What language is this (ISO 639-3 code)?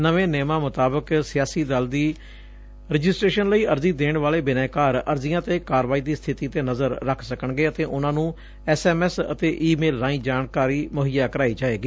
pan